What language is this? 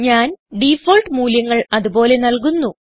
Malayalam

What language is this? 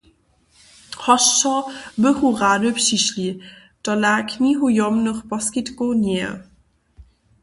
Upper Sorbian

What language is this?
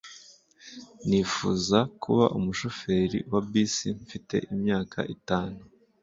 Kinyarwanda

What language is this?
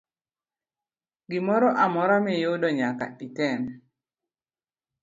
Luo (Kenya and Tanzania)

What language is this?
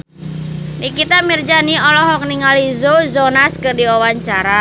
Sundanese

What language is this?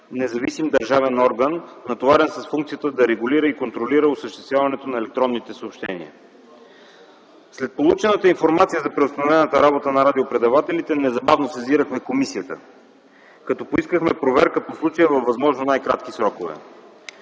Bulgarian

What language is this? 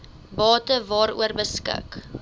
Afrikaans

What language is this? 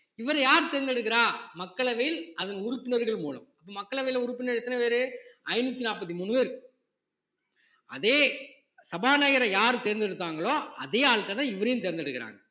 Tamil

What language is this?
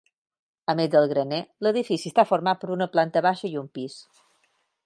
Catalan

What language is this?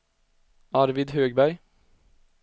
Swedish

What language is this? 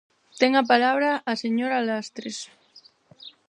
Galician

